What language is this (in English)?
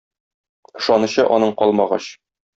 Tatar